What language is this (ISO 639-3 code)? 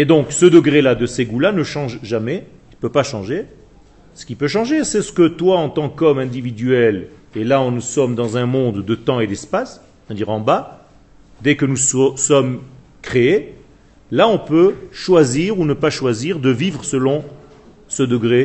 fra